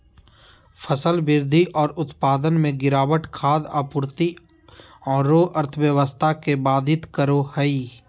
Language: Magahi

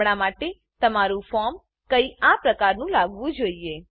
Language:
Gujarati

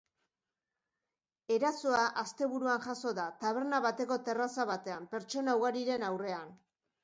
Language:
Basque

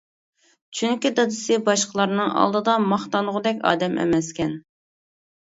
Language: Uyghur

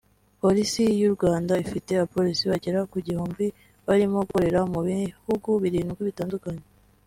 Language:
Kinyarwanda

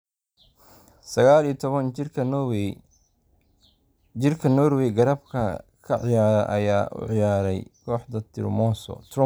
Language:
Somali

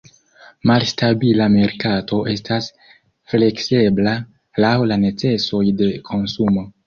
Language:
Esperanto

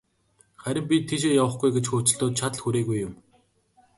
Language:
Mongolian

